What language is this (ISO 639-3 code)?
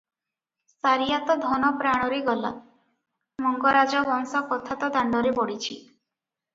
ori